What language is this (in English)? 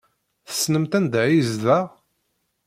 Kabyle